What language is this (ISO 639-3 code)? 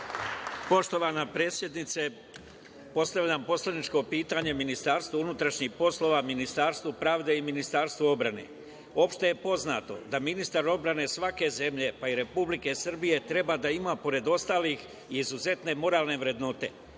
srp